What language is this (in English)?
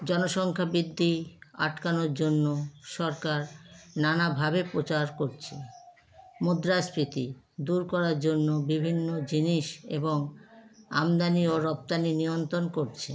Bangla